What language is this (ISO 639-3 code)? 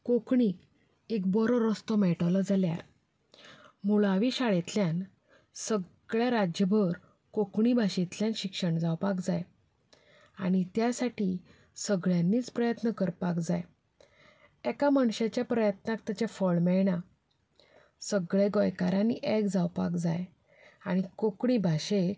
kok